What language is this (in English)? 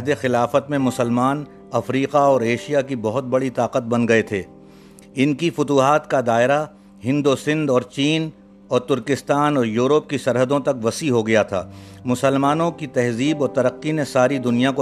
Urdu